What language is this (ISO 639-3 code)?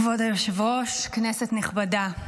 heb